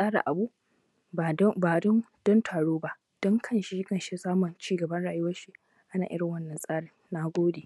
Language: Hausa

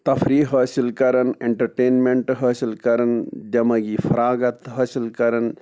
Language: Kashmiri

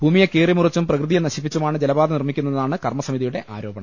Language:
Malayalam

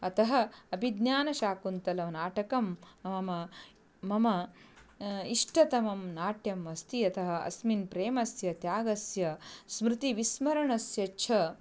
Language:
Sanskrit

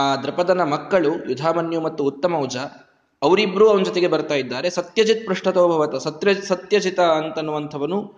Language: Kannada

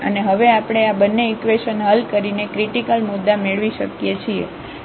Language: Gujarati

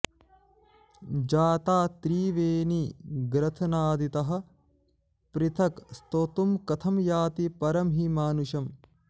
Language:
Sanskrit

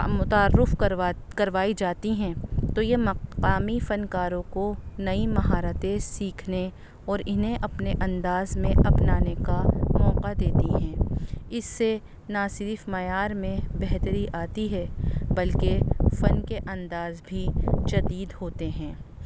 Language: Urdu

